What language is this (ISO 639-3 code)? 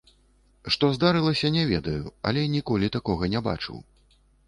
bel